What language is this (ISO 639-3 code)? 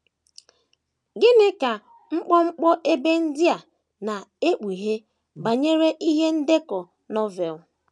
ibo